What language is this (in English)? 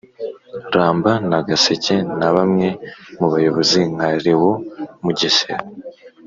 Kinyarwanda